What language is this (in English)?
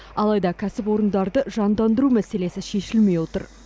Kazakh